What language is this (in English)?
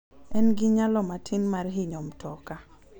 Luo (Kenya and Tanzania)